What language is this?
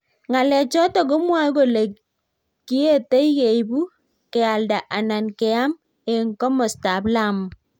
Kalenjin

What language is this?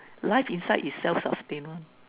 English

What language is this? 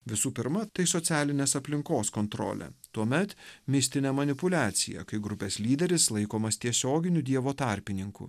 Lithuanian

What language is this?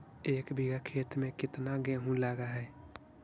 Magahi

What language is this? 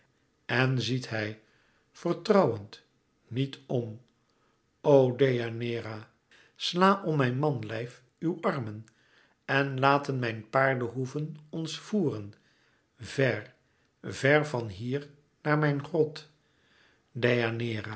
Dutch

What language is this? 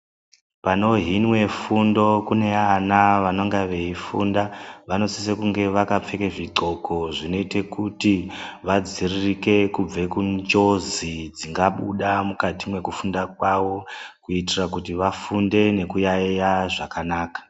Ndau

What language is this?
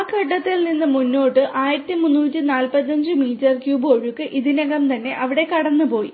Malayalam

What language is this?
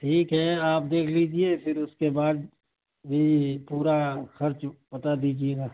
Urdu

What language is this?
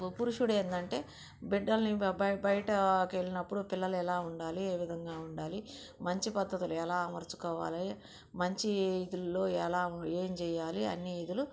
Telugu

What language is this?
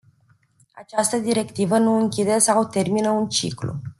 Romanian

